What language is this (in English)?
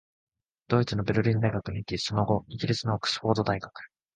Japanese